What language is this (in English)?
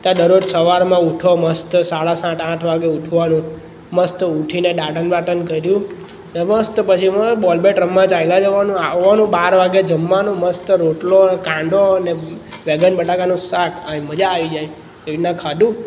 Gujarati